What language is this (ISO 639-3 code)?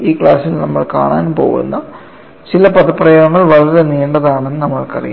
mal